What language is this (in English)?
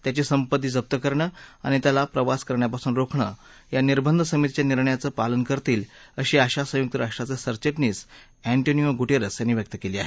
Marathi